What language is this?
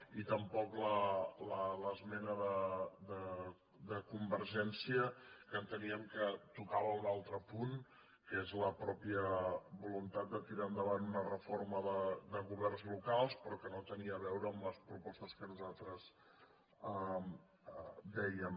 Catalan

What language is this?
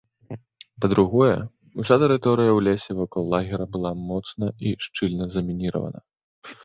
Belarusian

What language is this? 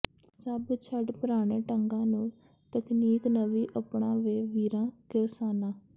Punjabi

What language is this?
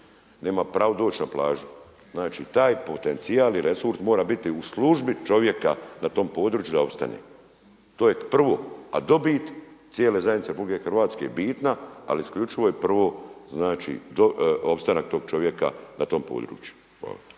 Croatian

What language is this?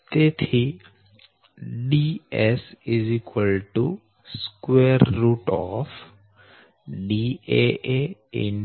Gujarati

